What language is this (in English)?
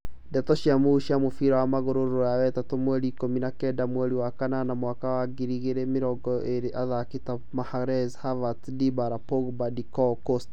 Kikuyu